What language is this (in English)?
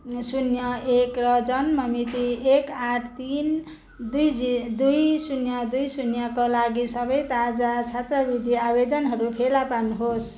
Nepali